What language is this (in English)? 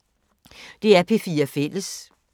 Danish